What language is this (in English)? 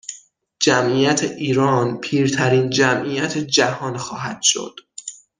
Persian